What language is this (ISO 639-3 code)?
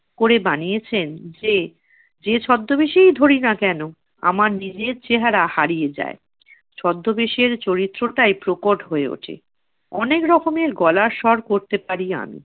ben